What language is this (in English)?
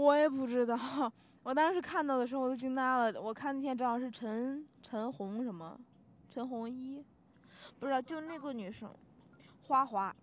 Chinese